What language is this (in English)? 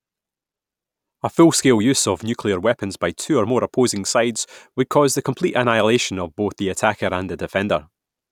English